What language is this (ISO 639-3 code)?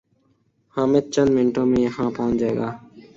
urd